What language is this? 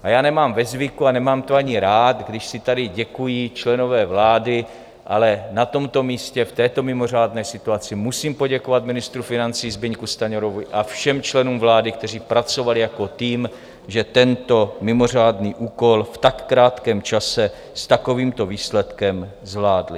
Czech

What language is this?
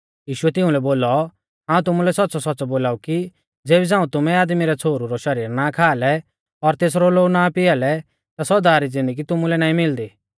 Mahasu Pahari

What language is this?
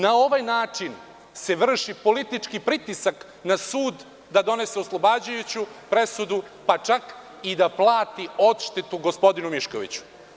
Serbian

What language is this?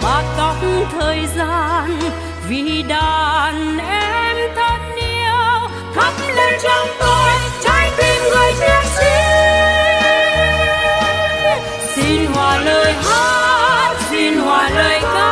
Vietnamese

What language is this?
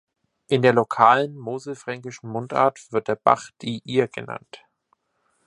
German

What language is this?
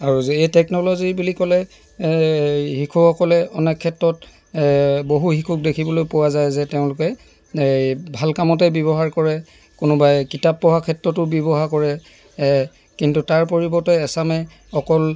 Assamese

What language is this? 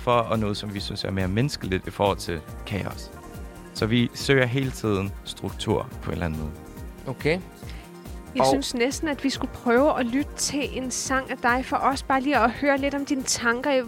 Danish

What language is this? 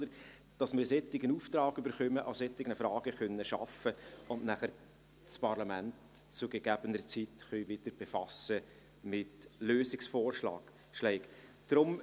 Swiss German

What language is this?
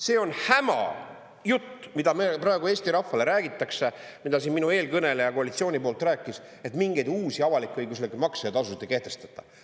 Estonian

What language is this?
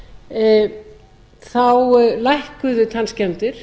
Icelandic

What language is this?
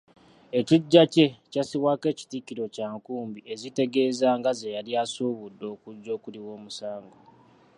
Ganda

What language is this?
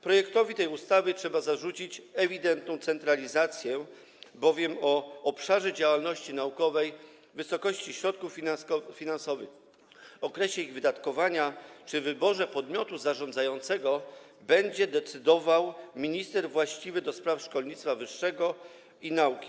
Polish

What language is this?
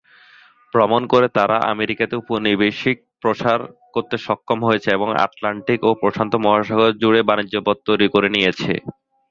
Bangla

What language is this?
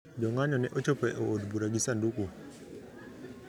Luo (Kenya and Tanzania)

